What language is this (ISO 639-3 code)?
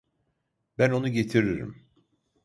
tur